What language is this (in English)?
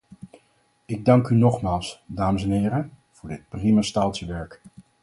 Dutch